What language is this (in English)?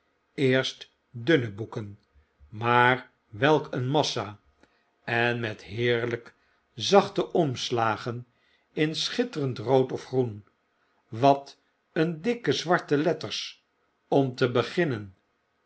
Dutch